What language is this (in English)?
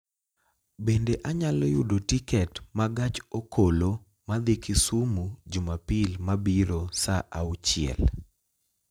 Luo (Kenya and Tanzania)